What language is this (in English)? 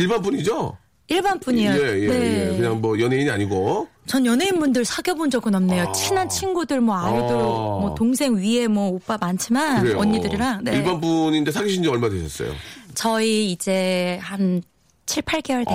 Korean